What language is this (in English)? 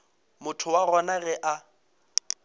Northern Sotho